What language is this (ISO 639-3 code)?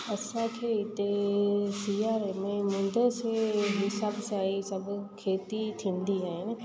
snd